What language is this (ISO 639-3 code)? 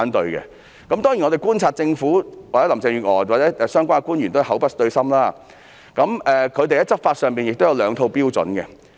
yue